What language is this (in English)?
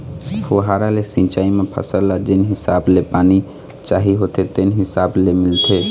Chhattisgarhi